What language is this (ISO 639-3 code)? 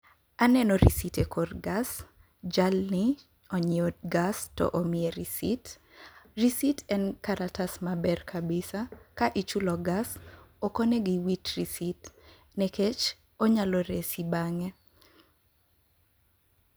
luo